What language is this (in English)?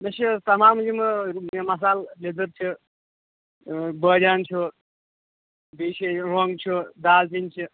Kashmiri